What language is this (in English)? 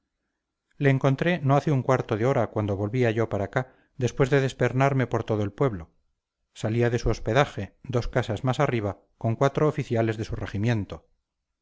Spanish